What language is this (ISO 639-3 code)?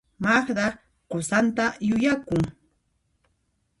qxp